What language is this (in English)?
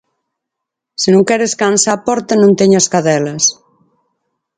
Galician